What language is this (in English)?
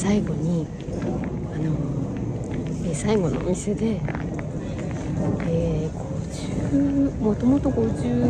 Japanese